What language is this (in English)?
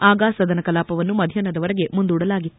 Kannada